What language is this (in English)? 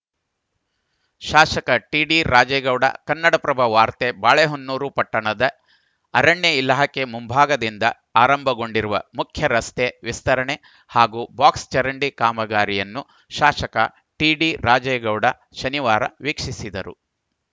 Kannada